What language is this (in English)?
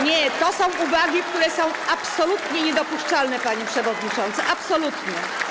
Polish